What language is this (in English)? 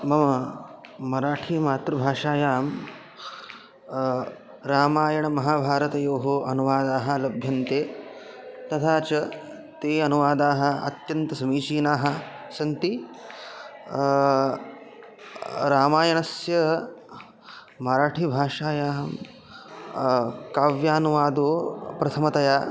Sanskrit